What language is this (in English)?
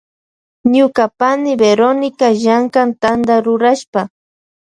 Loja Highland Quichua